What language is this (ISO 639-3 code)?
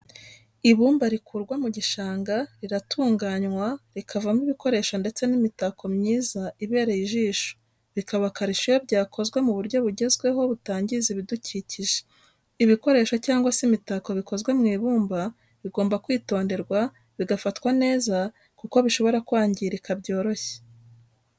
kin